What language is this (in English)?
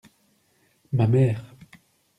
French